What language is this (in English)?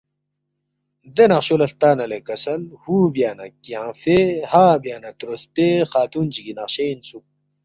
Balti